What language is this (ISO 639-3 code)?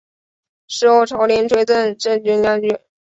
zho